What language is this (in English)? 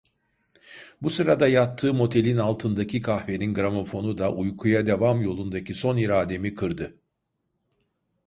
Turkish